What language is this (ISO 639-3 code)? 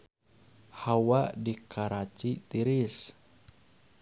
sun